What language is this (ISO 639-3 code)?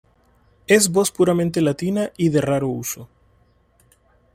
spa